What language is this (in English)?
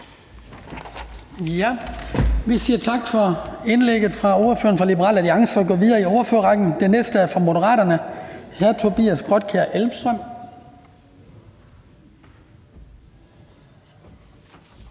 Danish